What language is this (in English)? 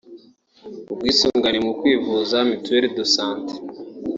Kinyarwanda